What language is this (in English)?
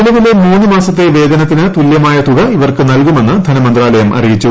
Malayalam